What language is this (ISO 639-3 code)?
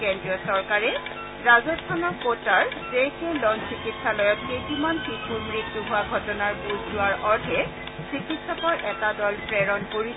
asm